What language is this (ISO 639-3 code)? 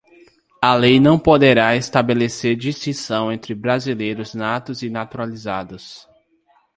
por